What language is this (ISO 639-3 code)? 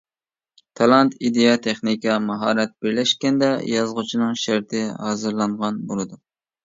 uig